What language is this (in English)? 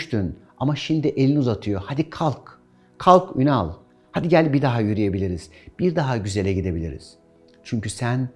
Turkish